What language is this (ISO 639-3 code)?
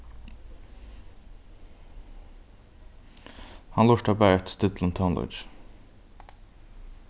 fao